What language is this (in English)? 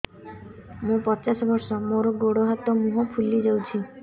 Odia